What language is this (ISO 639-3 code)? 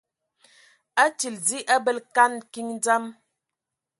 ewo